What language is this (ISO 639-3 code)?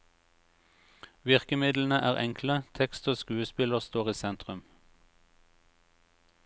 nor